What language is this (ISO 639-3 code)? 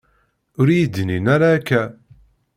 kab